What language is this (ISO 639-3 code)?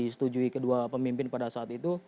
ind